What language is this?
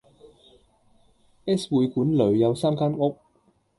Cantonese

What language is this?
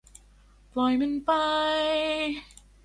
Thai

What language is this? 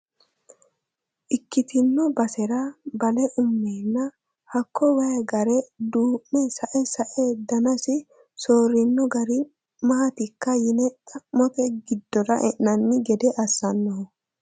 Sidamo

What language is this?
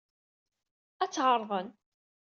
Kabyle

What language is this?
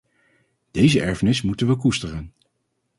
Dutch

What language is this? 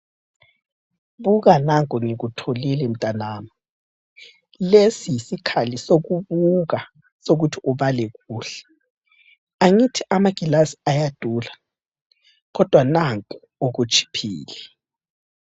North Ndebele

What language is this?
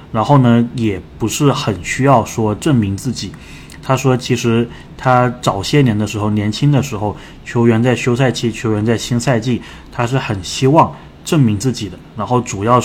Chinese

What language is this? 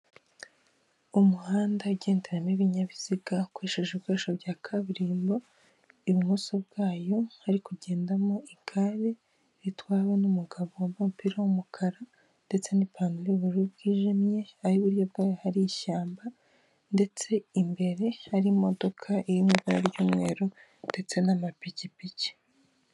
Kinyarwanda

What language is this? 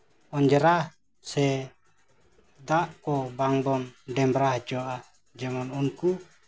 Santali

